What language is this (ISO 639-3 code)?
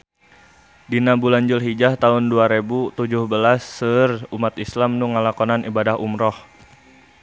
sun